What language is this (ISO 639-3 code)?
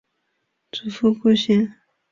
zho